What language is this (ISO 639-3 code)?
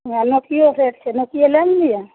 mai